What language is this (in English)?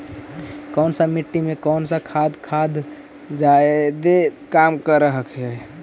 Magahi